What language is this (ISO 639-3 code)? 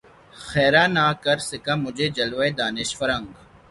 urd